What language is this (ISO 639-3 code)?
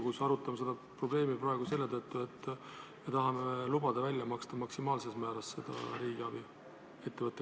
est